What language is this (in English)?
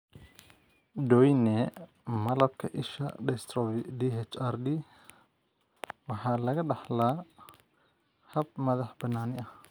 Somali